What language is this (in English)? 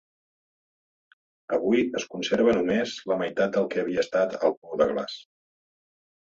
Catalan